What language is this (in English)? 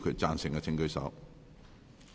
Cantonese